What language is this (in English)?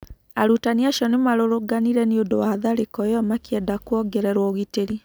Kikuyu